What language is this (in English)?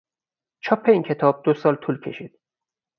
Persian